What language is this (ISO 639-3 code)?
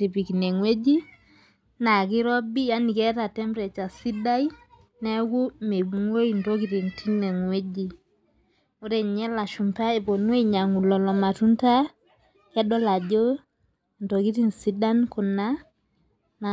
mas